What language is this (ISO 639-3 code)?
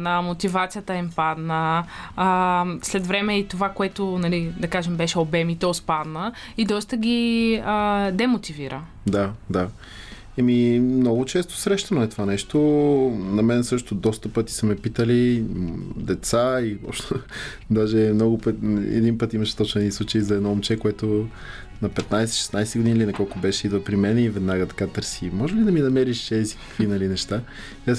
bul